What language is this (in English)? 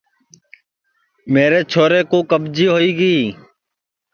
Sansi